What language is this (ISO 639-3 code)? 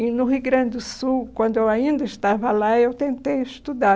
por